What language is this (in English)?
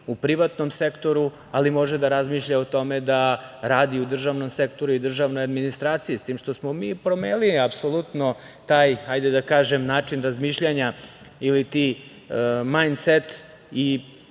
Serbian